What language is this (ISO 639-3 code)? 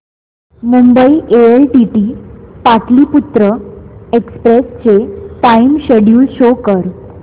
mar